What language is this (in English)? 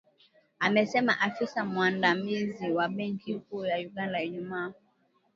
Swahili